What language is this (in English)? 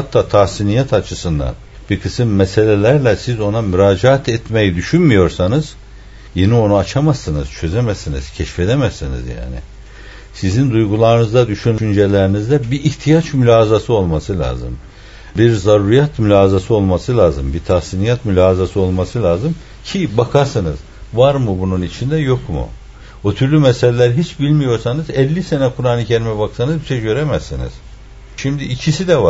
Turkish